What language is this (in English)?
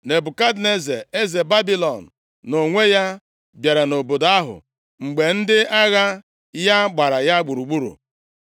Igbo